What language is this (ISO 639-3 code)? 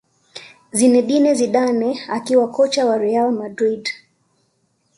swa